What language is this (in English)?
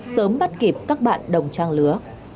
Vietnamese